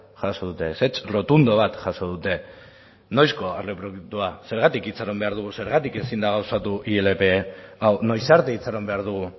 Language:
Basque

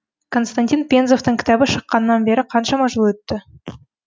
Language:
Kazakh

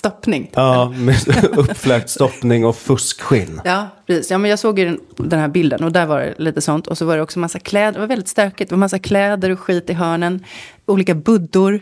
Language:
Swedish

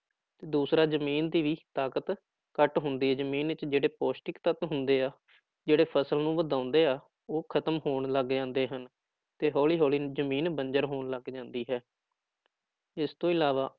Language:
Punjabi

